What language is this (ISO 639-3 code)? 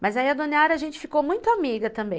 por